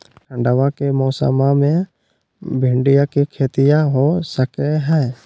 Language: Magahi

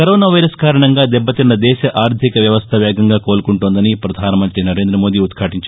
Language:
Telugu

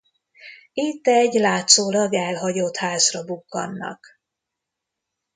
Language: Hungarian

